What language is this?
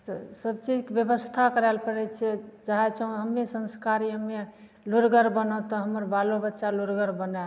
Maithili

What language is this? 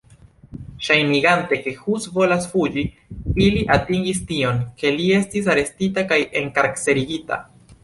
Esperanto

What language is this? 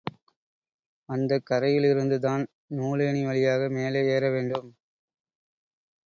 Tamil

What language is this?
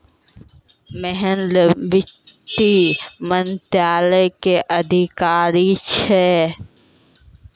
Maithili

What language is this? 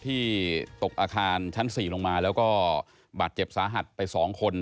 Thai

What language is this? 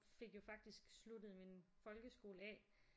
Danish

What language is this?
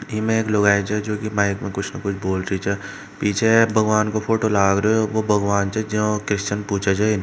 Marwari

